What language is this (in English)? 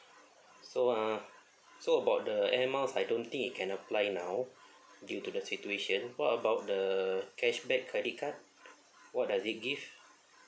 English